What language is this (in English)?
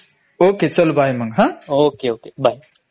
Marathi